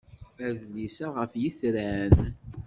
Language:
Kabyle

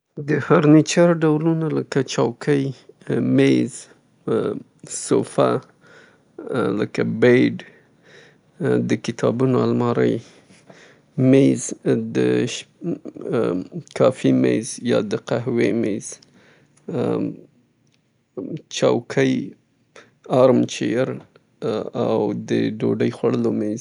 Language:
Southern Pashto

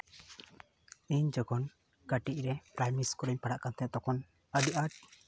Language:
Santali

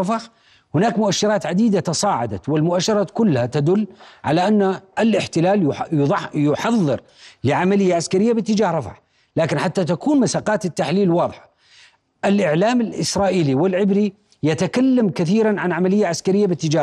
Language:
Arabic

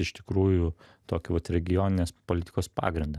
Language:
Lithuanian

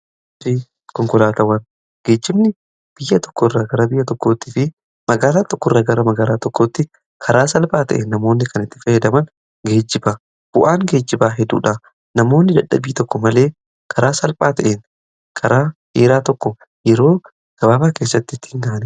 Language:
Oromo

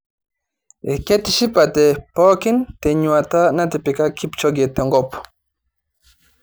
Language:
Masai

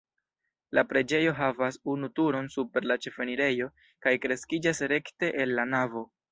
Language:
Esperanto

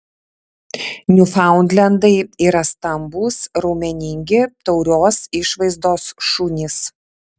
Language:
Lithuanian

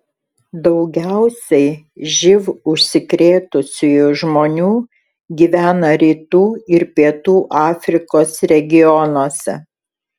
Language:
Lithuanian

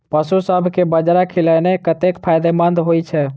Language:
Maithili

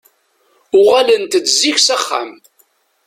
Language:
Kabyle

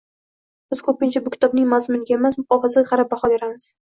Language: Uzbek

